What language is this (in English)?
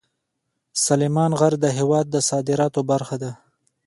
Pashto